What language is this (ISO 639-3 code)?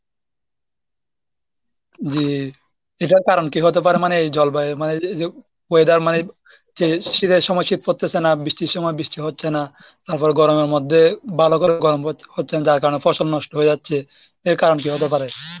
ben